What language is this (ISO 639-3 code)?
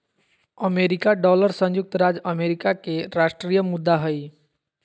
mag